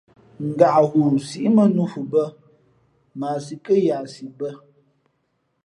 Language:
Fe'fe'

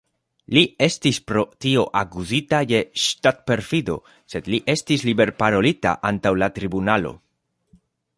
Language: Esperanto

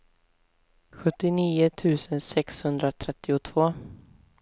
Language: Swedish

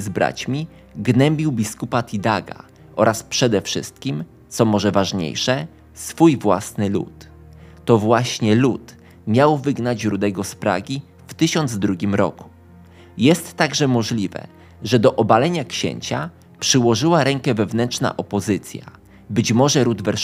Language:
Polish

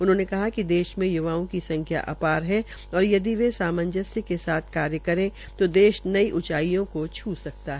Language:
Hindi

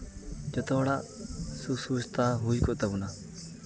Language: Santali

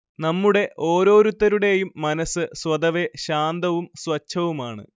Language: Malayalam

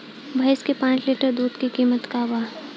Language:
Bhojpuri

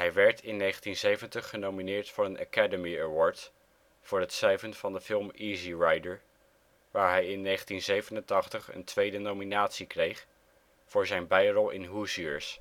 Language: Dutch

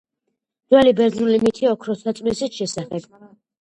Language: Georgian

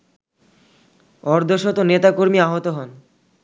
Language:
Bangla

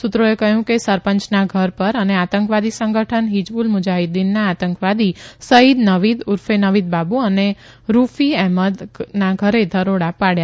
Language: Gujarati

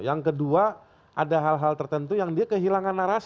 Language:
Indonesian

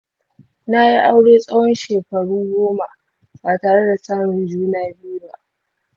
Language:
Hausa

